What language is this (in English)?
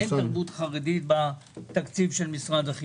Hebrew